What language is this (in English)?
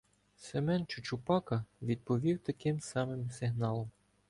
Ukrainian